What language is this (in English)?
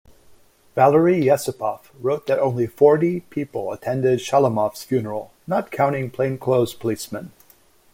English